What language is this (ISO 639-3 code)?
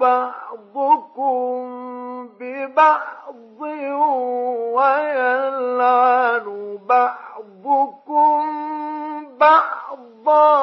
ara